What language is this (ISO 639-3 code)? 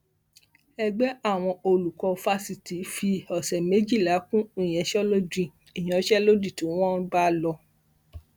yor